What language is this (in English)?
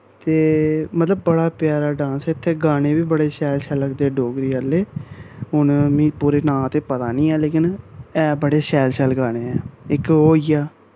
Dogri